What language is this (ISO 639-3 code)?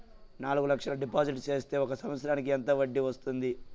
tel